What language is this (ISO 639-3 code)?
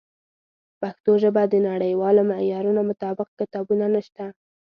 pus